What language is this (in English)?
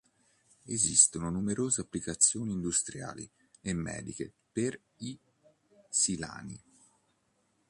Italian